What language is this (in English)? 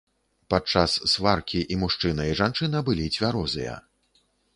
Belarusian